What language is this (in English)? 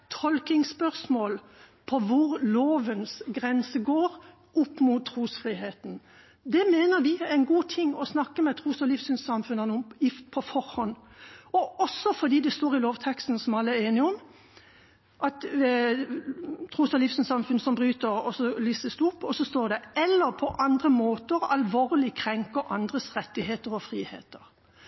Norwegian Bokmål